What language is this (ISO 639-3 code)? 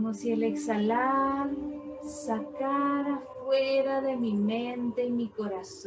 spa